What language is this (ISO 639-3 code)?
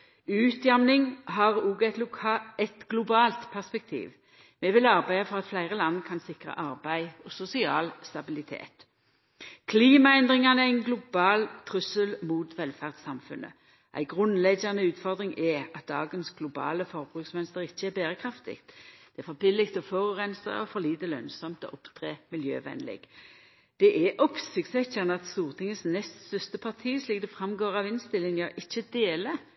nno